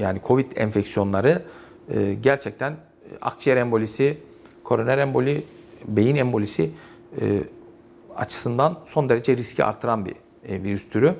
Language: Turkish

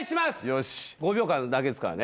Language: Japanese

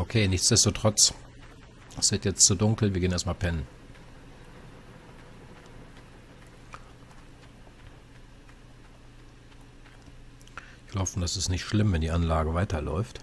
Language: German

